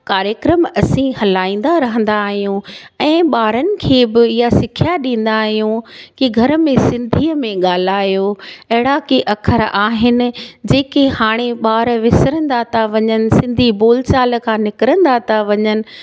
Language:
Sindhi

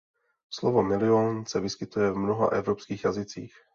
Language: Czech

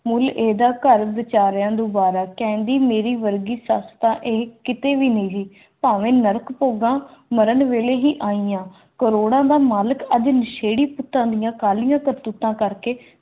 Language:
Punjabi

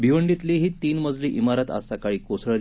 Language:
Marathi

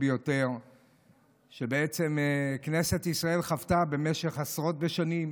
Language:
Hebrew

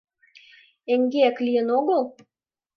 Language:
Mari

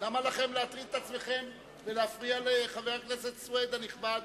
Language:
Hebrew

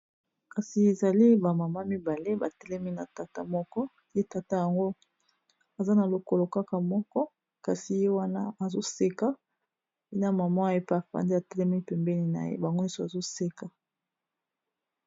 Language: Lingala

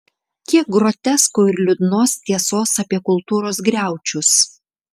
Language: Lithuanian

